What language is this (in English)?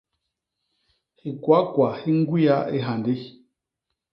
Basaa